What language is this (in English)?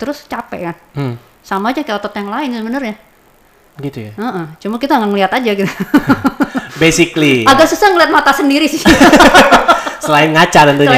Indonesian